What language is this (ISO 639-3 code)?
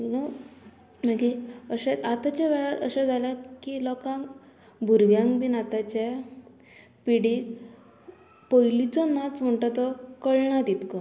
kok